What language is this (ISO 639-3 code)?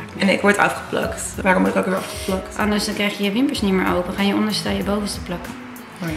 nld